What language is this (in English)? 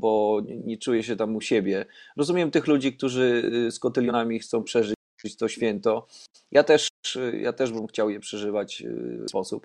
Polish